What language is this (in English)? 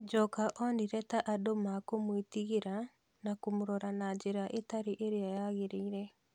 Kikuyu